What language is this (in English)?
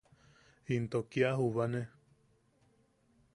Yaqui